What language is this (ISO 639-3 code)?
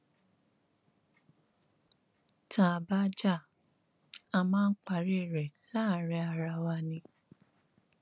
yor